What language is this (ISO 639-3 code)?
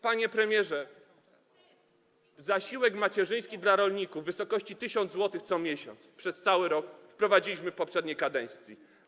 pol